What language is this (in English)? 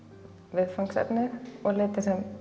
Icelandic